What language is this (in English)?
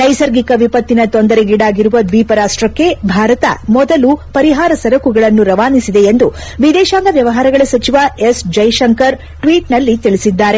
Kannada